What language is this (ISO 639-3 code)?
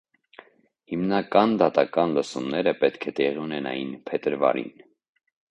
hye